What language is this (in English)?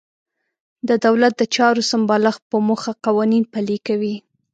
Pashto